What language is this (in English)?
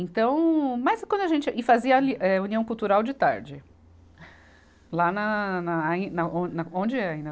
Portuguese